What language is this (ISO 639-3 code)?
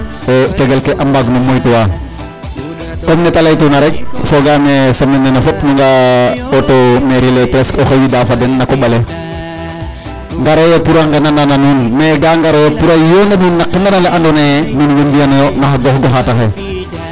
srr